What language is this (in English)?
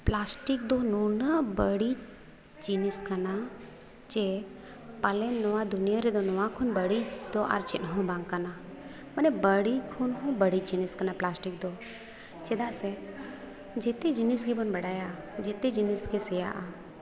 Santali